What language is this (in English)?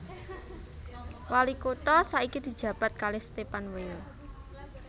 Javanese